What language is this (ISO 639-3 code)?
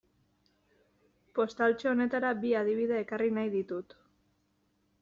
eus